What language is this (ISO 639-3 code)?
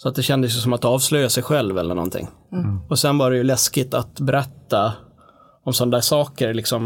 swe